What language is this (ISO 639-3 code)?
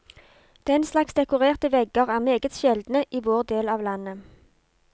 nor